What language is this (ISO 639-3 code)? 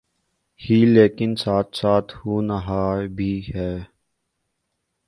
urd